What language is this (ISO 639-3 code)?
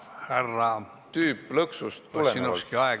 est